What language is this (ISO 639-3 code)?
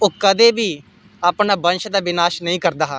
doi